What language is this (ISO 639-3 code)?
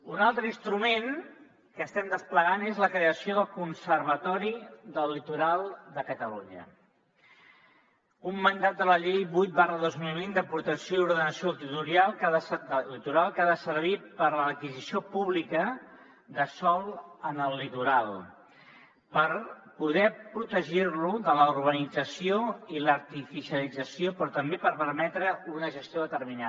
cat